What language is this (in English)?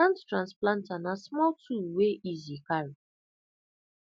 Nigerian Pidgin